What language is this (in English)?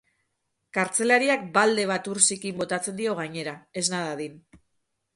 Basque